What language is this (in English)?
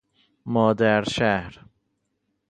Persian